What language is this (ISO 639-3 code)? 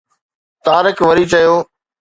snd